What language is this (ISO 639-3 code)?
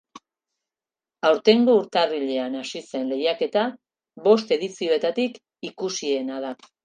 eus